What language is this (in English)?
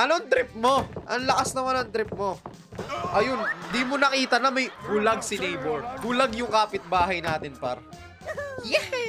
Filipino